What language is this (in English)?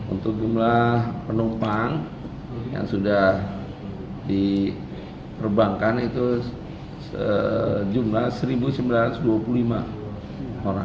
Indonesian